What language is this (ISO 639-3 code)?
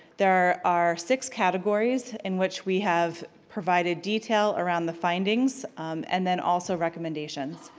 eng